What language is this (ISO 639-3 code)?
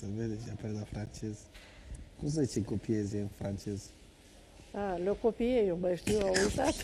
ron